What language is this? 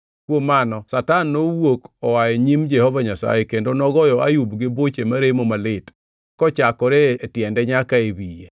Luo (Kenya and Tanzania)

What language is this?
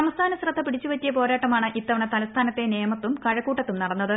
Malayalam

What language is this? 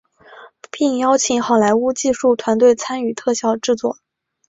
Chinese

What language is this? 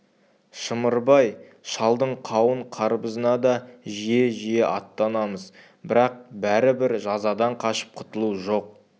Kazakh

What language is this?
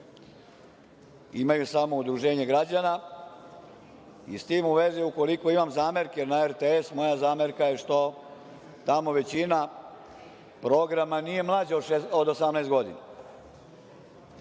Serbian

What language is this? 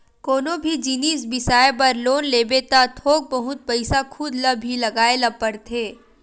Chhattisgarhi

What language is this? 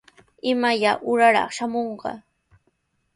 Sihuas Ancash Quechua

